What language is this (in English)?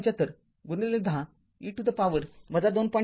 Marathi